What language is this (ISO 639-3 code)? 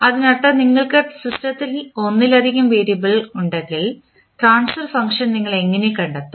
mal